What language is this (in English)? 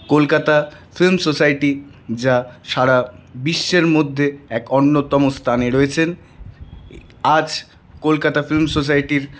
Bangla